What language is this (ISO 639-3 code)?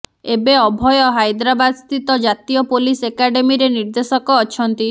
ori